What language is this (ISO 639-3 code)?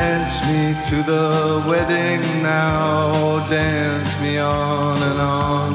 tur